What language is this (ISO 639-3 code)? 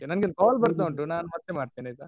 kan